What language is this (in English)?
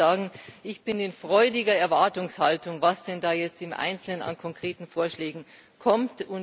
German